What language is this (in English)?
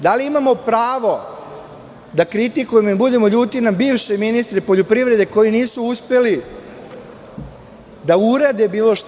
Serbian